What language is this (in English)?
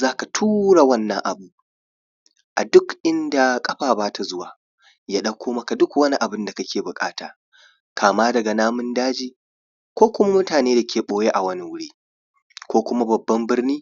Hausa